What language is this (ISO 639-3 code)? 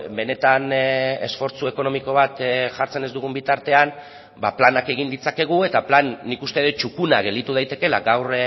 eus